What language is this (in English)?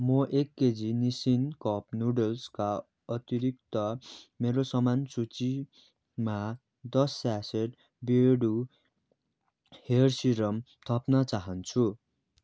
Nepali